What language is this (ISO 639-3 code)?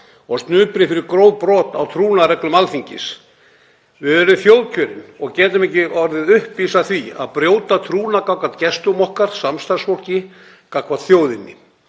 isl